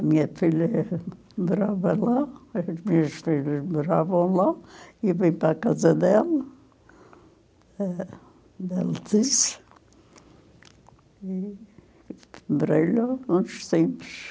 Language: Portuguese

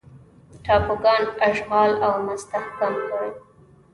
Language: Pashto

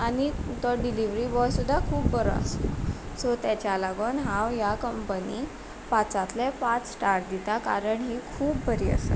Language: Konkani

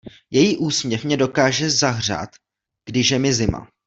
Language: Czech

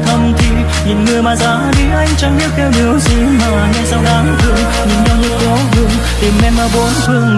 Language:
Vietnamese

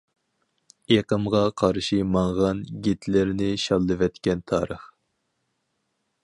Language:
Uyghur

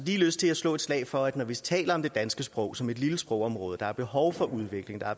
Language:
Danish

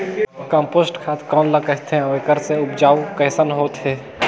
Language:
Chhattisgarhi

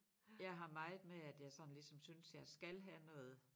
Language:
Danish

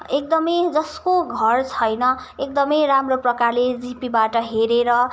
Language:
Nepali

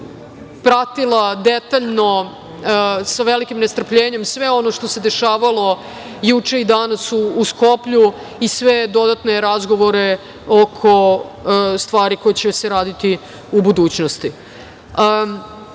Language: Serbian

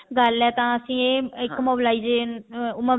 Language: Punjabi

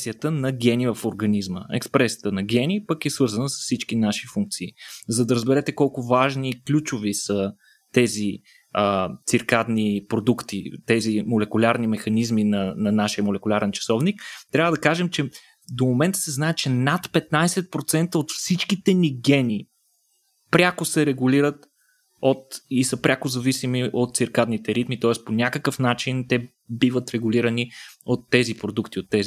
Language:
Bulgarian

